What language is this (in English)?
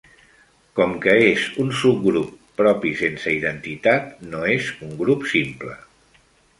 Catalan